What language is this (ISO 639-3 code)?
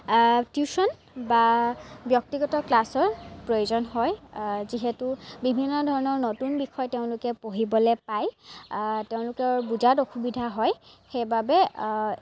asm